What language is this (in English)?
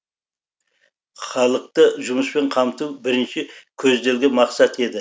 Kazakh